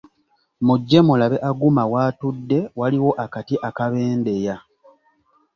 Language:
Ganda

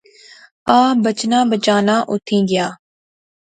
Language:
Pahari-Potwari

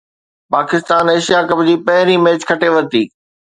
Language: Sindhi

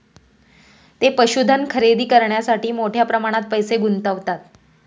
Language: Marathi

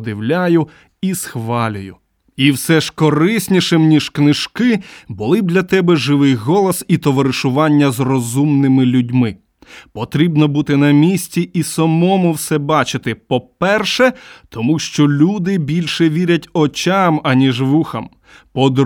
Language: Ukrainian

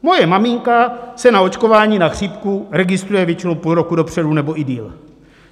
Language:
Czech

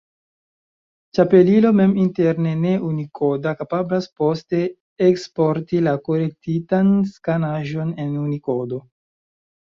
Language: Esperanto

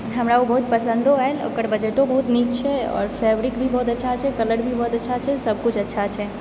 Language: Maithili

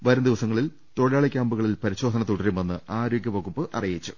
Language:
Malayalam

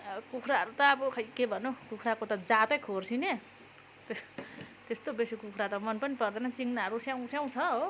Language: Nepali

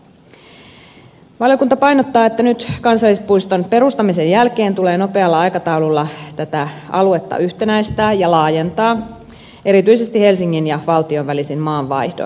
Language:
Finnish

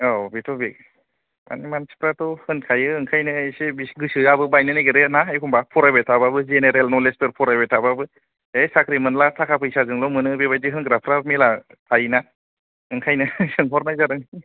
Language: Bodo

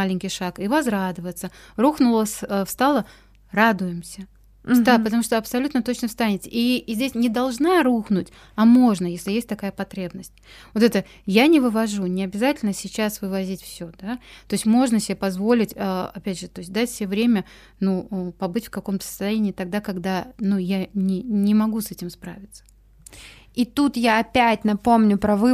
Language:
Russian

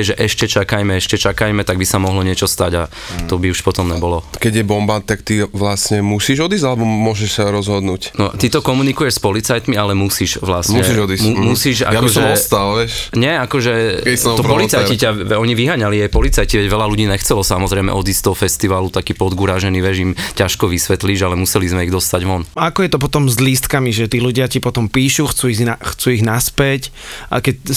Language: Slovak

